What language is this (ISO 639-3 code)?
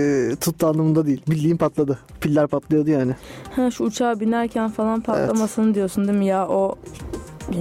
tur